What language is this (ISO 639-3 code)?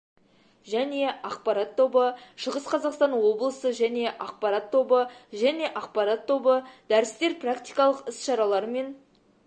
kaz